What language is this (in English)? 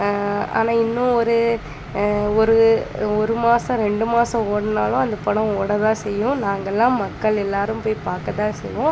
Tamil